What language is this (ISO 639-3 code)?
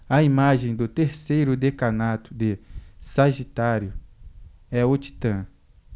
por